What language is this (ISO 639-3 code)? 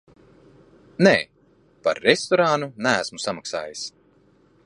lav